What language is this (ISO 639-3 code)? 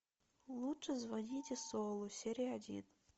rus